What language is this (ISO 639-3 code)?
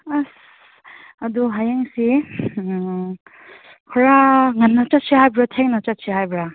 mni